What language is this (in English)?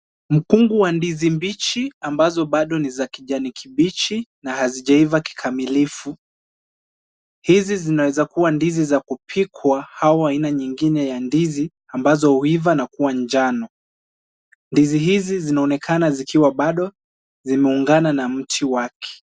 Swahili